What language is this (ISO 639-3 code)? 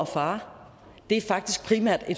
dan